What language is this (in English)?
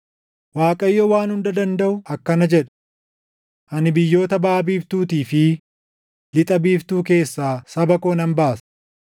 Oromo